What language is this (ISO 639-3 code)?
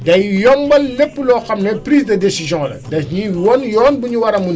wol